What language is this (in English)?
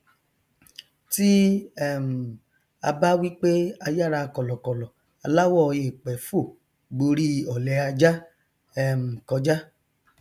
Yoruba